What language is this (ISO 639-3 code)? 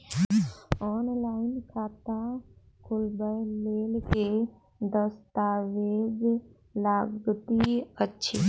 mai